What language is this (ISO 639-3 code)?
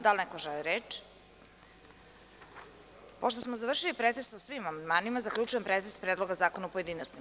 srp